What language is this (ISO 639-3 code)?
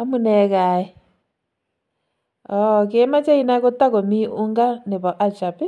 kln